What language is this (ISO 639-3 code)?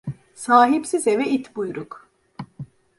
tur